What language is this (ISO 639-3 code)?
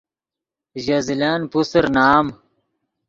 ydg